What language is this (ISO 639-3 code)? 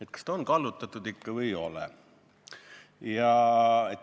est